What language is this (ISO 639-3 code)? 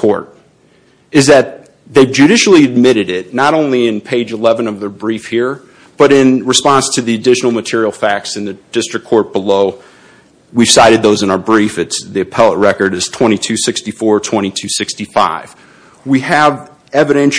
eng